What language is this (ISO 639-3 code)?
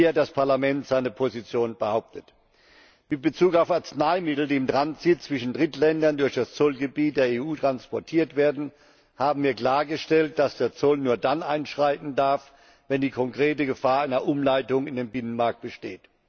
deu